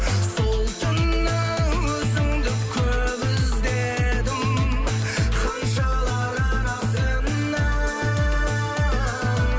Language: Kazakh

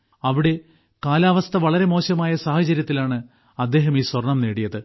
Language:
Malayalam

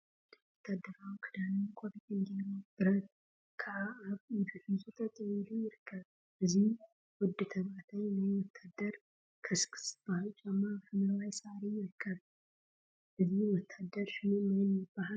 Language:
Tigrinya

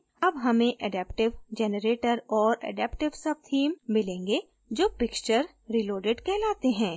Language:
Hindi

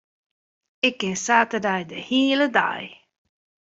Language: Western Frisian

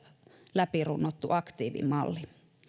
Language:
Finnish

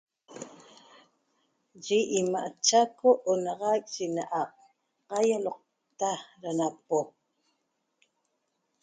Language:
Toba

